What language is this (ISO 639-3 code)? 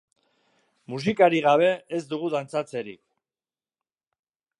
eus